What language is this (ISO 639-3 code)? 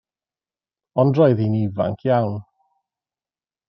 cym